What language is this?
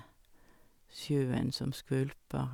Norwegian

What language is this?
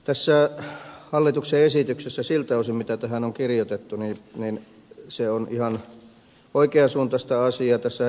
Finnish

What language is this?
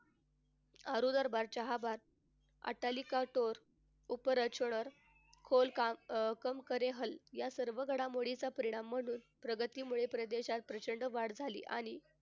Marathi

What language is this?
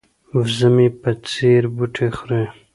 Pashto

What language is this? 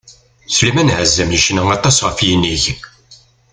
Kabyle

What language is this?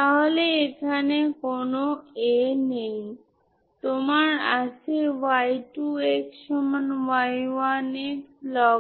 Bangla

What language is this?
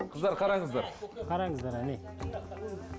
Kazakh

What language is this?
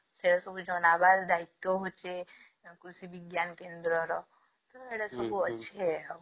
Odia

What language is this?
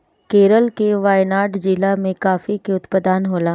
Bhojpuri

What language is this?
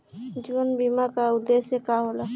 Bhojpuri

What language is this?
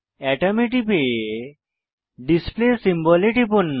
Bangla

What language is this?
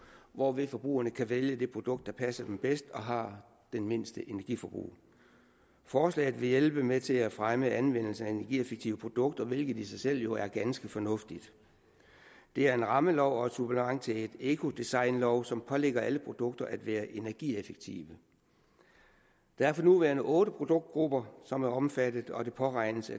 Danish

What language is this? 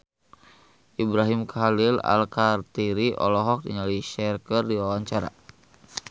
Sundanese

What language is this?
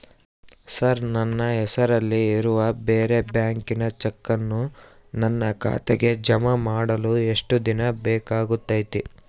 Kannada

